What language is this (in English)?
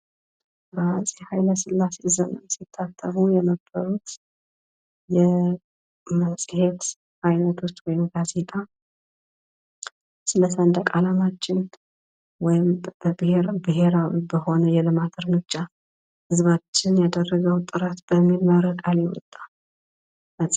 Amharic